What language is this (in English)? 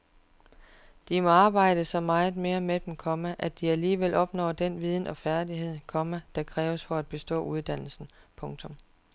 Danish